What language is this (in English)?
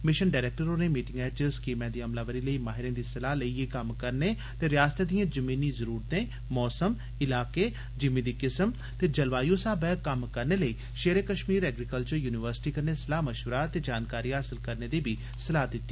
Dogri